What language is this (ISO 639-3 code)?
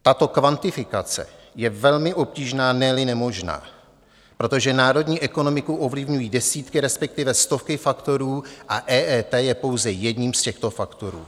ces